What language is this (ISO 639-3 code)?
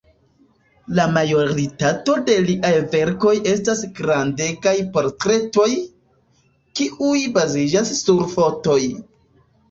epo